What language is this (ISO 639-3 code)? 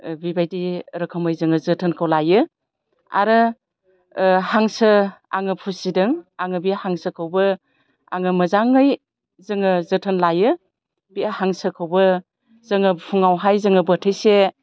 brx